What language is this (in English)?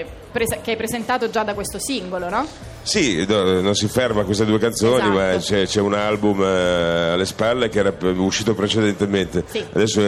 Italian